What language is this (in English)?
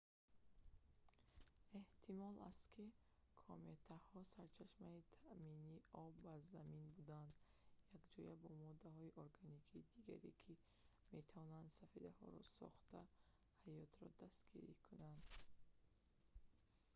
Tajik